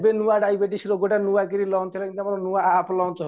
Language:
Odia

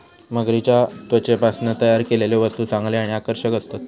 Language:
Marathi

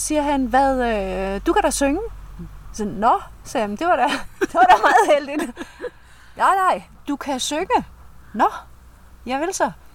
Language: Danish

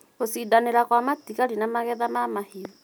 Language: Kikuyu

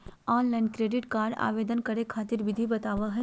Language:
Magahi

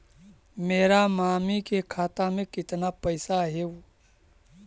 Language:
Magahi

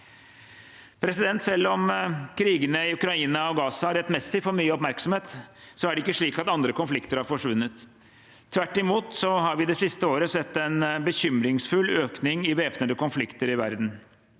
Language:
Norwegian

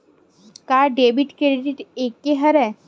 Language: Chhattisgarhi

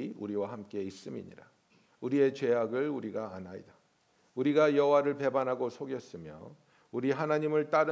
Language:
Korean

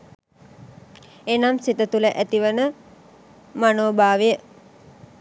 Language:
Sinhala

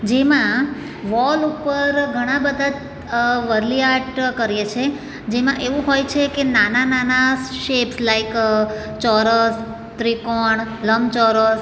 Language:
Gujarati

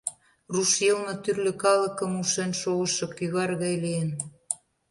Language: Mari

